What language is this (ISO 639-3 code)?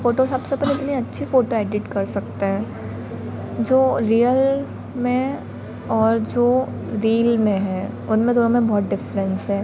hin